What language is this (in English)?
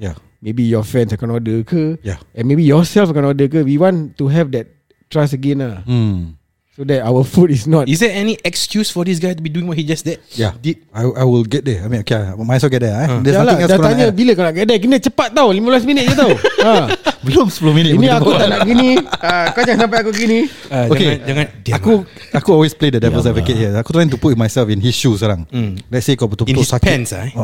Malay